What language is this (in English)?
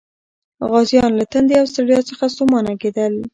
Pashto